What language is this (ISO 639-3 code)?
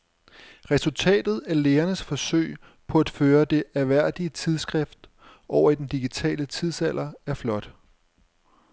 dan